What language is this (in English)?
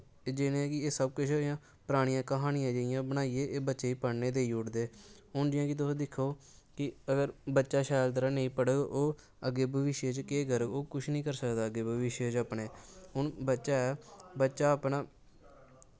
Dogri